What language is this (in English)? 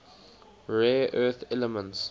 English